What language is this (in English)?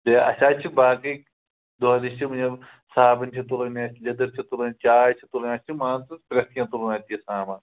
Kashmiri